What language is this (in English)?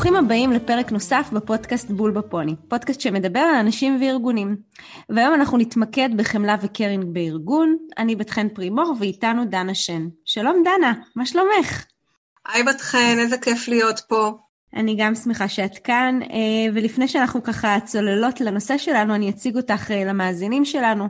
Hebrew